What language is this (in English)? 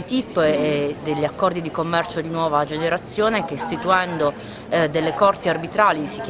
Italian